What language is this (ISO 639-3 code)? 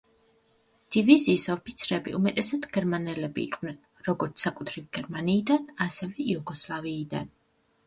kat